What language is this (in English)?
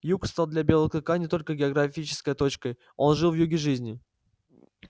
Russian